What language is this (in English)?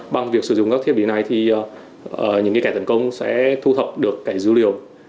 Vietnamese